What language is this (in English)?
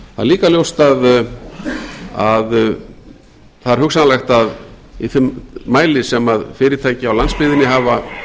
Icelandic